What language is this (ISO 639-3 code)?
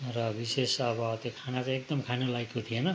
nep